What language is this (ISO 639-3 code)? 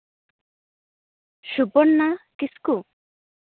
sat